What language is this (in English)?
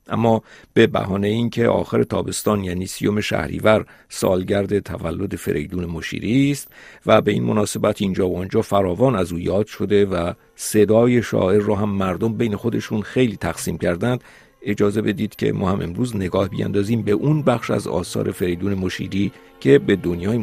Persian